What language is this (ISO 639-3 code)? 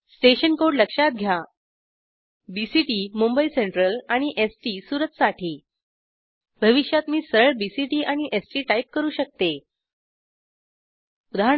mar